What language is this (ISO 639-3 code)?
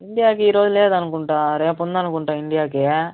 tel